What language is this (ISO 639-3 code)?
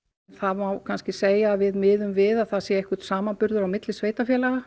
isl